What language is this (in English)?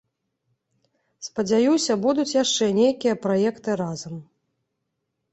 Belarusian